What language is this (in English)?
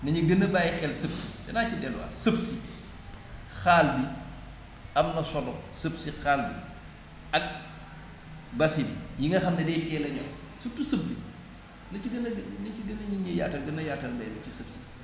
Wolof